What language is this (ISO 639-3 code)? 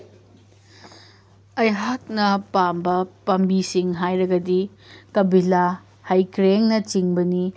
mni